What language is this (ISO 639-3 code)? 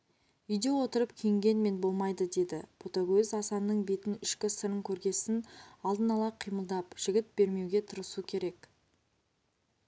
kaz